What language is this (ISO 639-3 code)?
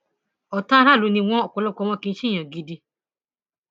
yor